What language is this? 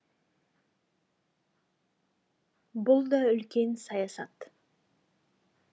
Kazakh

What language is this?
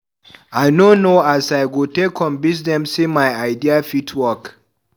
Nigerian Pidgin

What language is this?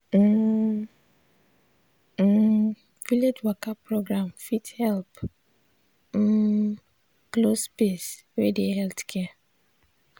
Nigerian Pidgin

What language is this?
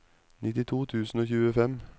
Norwegian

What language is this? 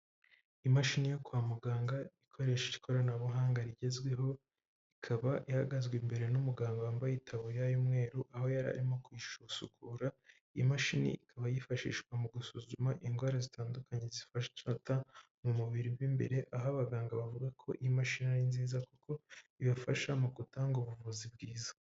Kinyarwanda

